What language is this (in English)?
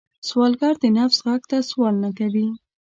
Pashto